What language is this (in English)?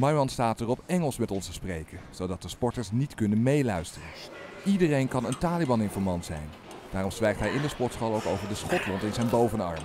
Dutch